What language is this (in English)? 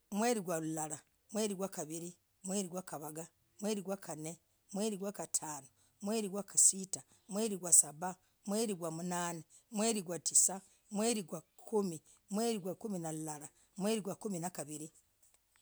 Logooli